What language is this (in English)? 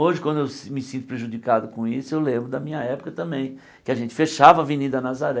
Portuguese